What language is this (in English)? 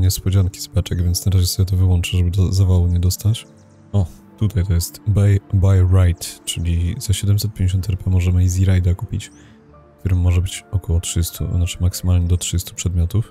Polish